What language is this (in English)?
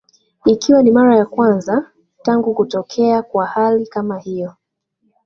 Swahili